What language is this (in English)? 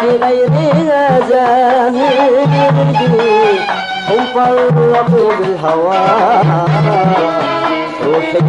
Arabic